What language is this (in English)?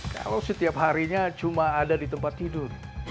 Indonesian